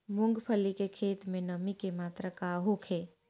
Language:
Bhojpuri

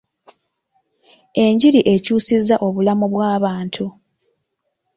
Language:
Ganda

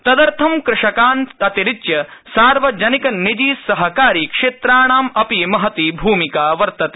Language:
Sanskrit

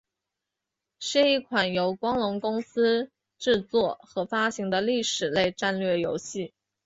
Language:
Chinese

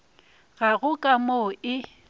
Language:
Northern Sotho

